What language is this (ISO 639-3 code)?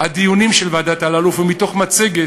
heb